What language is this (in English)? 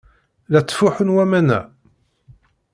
Kabyle